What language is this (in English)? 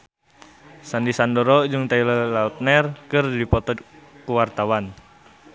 Sundanese